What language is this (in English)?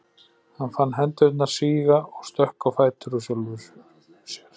Icelandic